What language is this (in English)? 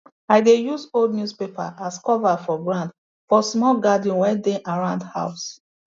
Nigerian Pidgin